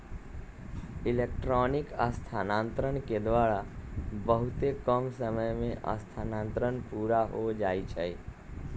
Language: Magahi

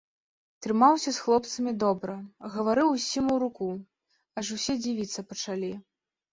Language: Belarusian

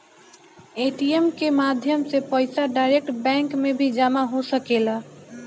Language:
Bhojpuri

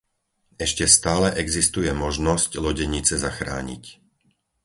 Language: Slovak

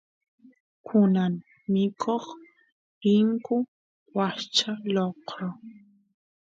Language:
Santiago del Estero Quichua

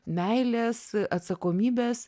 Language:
Lithuanian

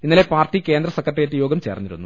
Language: Malayalam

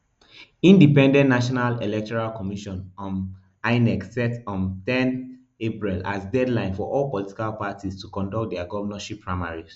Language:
Nigerian Pidgin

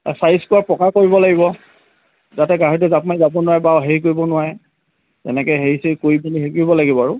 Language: Assamese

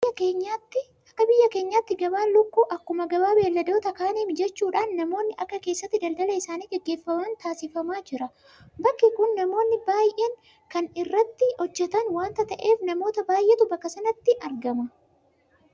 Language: Oromo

